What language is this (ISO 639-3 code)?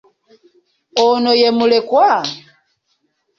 lug